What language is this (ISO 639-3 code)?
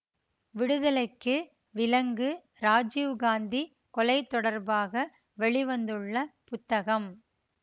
tam